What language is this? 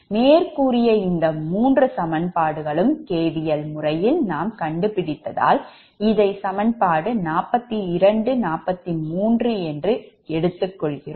Tamil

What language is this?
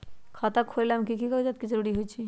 Magahi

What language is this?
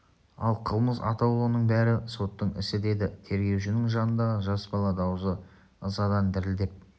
Kazakh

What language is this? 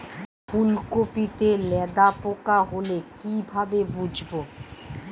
Bangla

